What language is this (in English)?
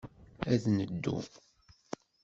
Kabyle